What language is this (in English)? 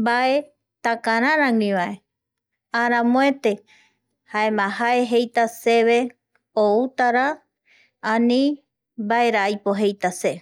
Eastern Bolivian Guaraní